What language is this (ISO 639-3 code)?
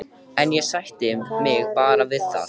isl